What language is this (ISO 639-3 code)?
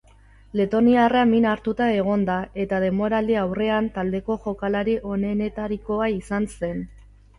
eus